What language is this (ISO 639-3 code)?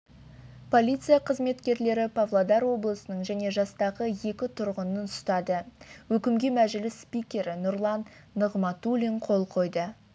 kaz